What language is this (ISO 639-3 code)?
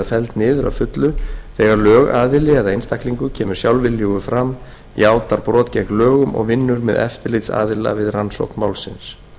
isl